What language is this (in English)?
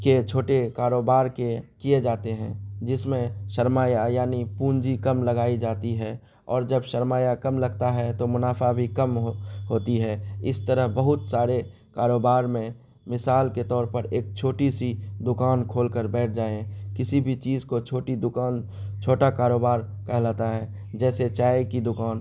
Urdu